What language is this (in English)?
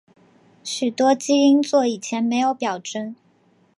Chinese